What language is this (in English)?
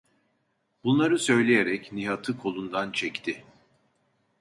Turkish